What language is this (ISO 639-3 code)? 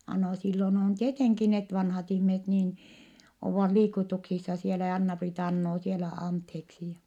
fin